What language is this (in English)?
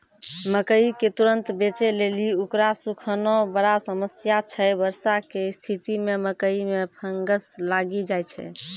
Maithili